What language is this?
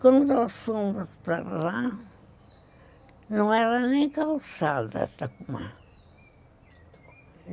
Portuguese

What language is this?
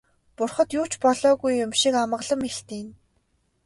Mongolian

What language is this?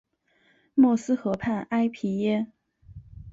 Chinese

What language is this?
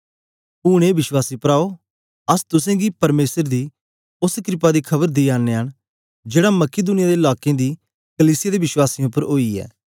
Dogri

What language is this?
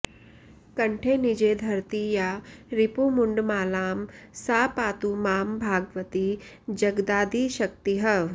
Sanskrit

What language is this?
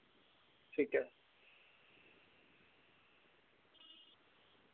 Dogri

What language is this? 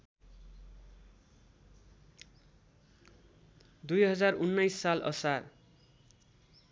Nepali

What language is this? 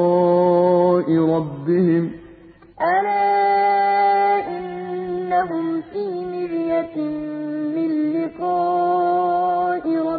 Arabic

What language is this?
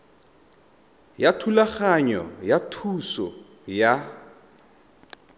Tswana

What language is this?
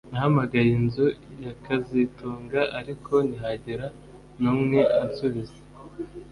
Kinyarwanda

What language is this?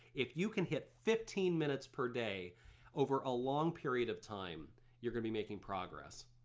English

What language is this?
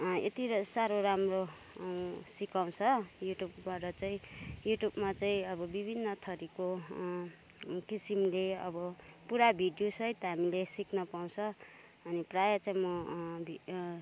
Nepali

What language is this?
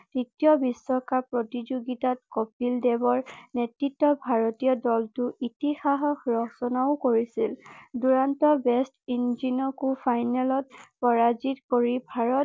Assamese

